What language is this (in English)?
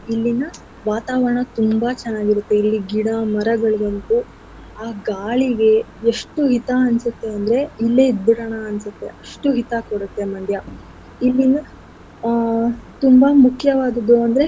Kannada